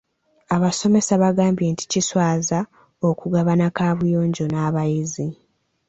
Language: Ganda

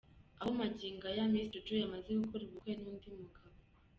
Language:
Kinyarwanda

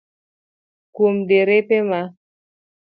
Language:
Luo (Kenya and Tanzania)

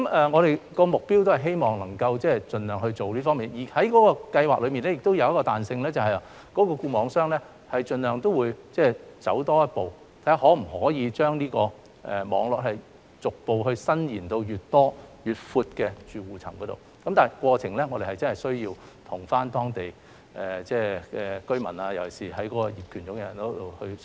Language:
Cantonese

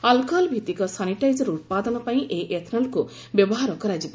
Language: Odia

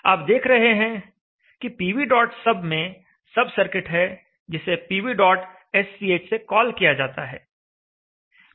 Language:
Hindi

